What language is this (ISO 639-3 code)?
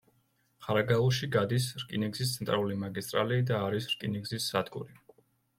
kat